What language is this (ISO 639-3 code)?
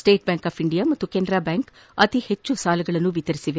kan